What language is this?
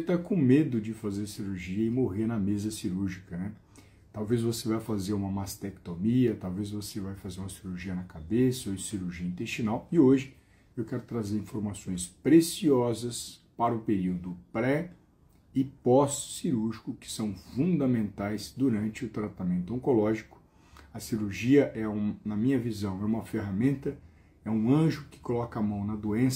Portuguese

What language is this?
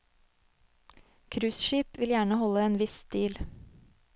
Norwegian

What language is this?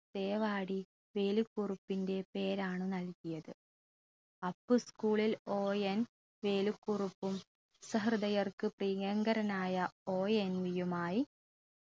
Malayalam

